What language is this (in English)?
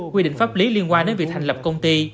Vietnamese